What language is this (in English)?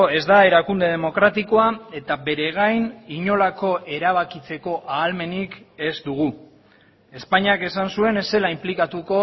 Basque